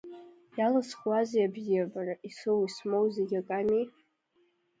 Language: Abkhazian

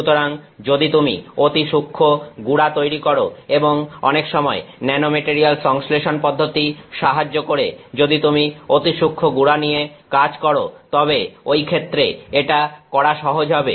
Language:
Bangla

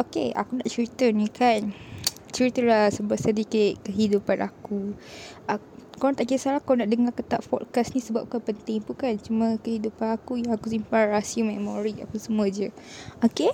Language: Malay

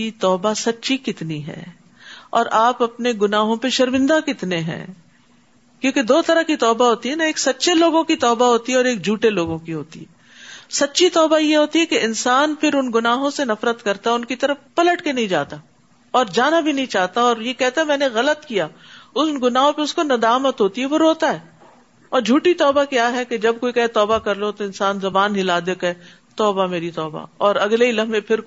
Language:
Urdu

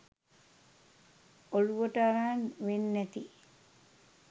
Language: Sinhala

